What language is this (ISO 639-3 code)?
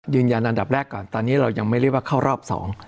tha